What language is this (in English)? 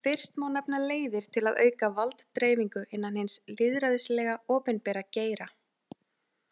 Icelandic